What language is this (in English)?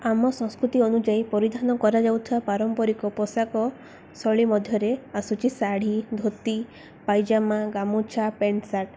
Odia